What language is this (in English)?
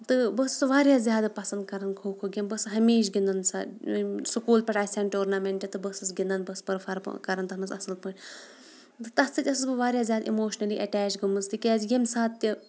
Kashmiri